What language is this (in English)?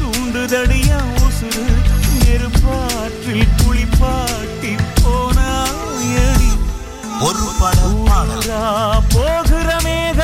Tamil